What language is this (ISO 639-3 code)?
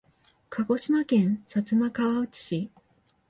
jpn